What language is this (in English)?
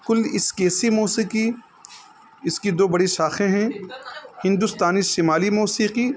Urdu